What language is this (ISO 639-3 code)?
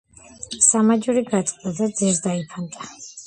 kat